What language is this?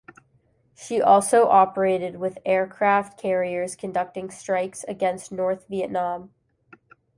English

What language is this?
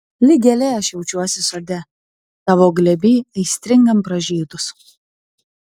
Lithuanian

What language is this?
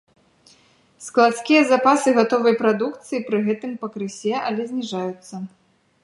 Belarusian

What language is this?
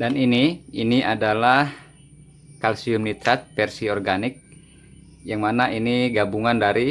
Indonesian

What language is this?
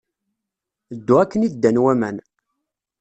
Kabyle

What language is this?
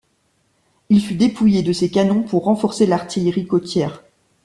French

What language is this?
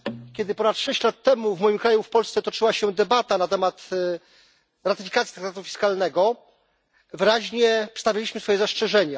Polish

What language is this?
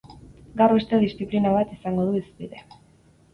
Basque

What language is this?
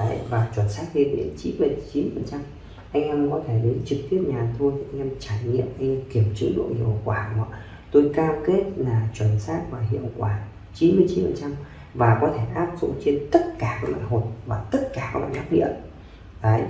Vietnamese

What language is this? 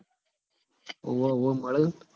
Gujarati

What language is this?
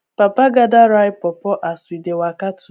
Nigerian Pidgin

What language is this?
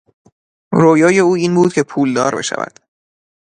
Persian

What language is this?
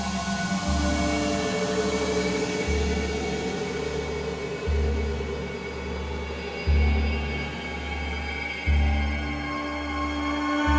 Thai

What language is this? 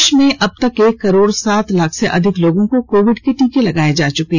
Hindi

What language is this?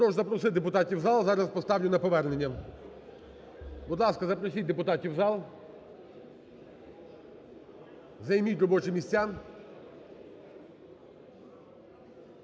Ukrainian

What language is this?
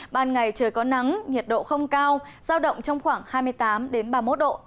Vietnamese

